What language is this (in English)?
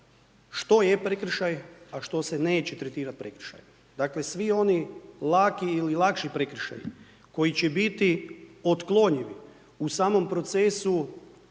Croatian